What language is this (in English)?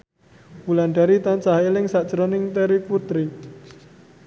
Javanese